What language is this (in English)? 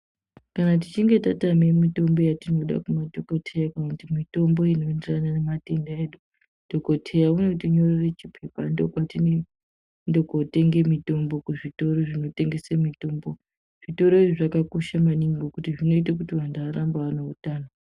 Ndau